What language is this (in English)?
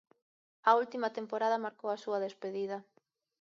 Galician